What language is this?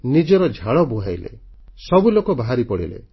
Odia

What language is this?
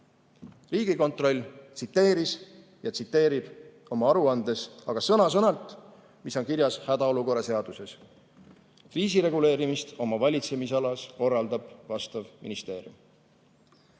Estonian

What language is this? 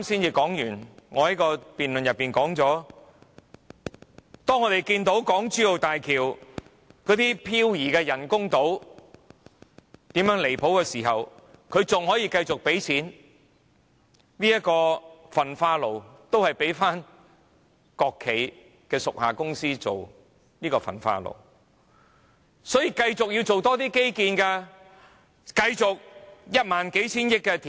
Cantonese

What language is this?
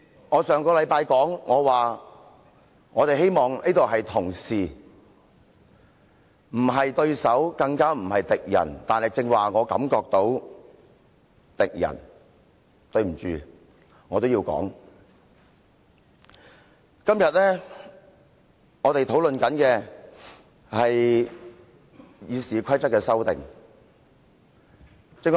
Cantonese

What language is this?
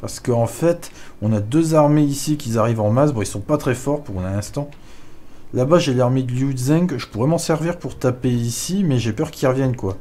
French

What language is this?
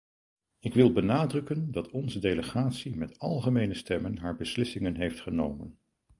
Dutch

